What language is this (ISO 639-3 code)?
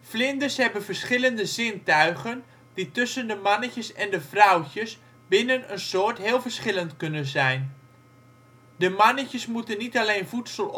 nld